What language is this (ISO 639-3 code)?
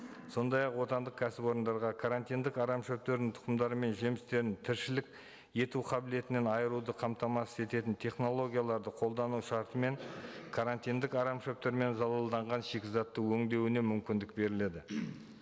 kaz